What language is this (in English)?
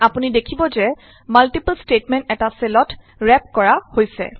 Assamese